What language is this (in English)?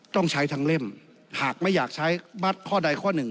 Thai